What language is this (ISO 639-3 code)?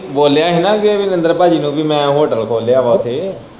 pan